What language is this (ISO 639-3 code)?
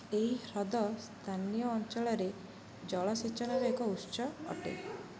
ori